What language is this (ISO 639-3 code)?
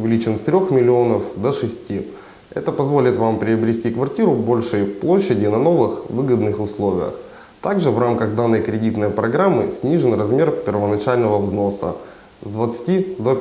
rus